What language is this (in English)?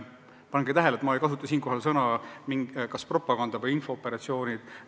Estonian